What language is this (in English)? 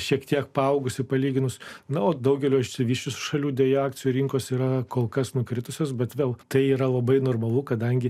Lithuanian